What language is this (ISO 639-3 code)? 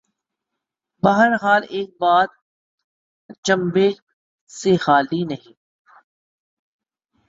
urd